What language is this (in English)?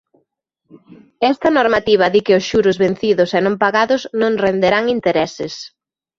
Galician